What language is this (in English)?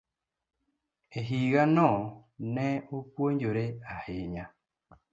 Luo (Kenya and Tanzania)